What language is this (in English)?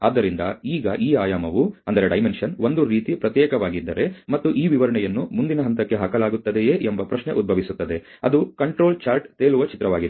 Kannada